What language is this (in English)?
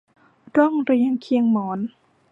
Thai